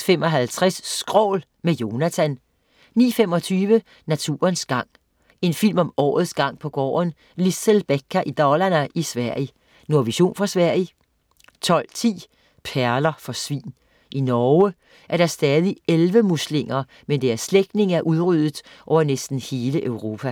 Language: Danish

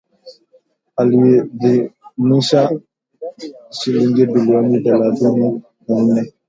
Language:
Swahili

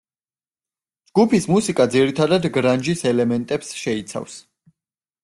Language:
Georgian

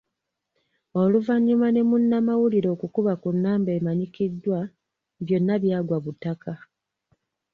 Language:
Ganda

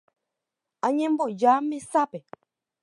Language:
Guarani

